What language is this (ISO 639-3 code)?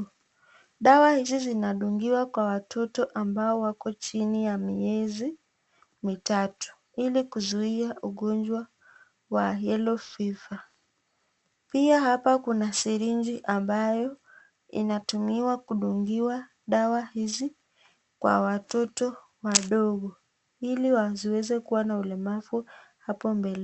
swa